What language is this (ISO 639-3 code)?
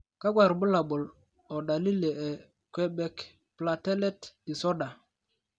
mas